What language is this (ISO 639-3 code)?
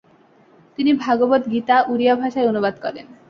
ben